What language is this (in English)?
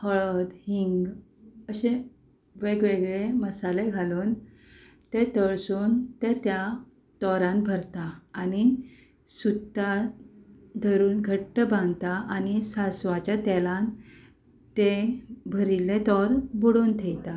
Konkani